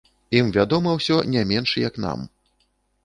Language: Belarusian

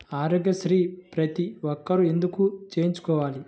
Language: Telugu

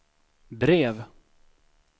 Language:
Swedish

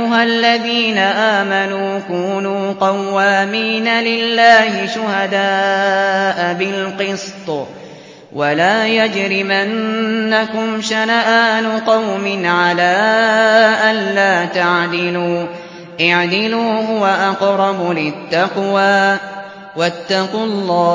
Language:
Arabic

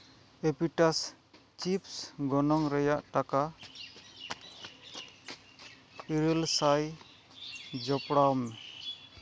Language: Santali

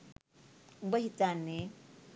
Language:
Sinhala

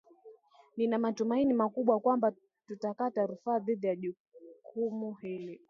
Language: Swahili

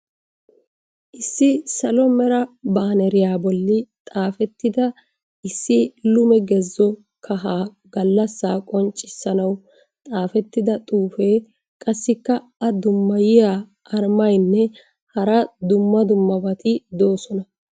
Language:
Wolaytta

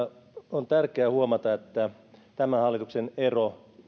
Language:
Finnish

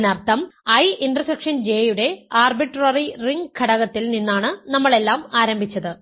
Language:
Malayalam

